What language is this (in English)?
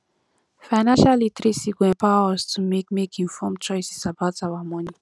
Nigerian Pidgin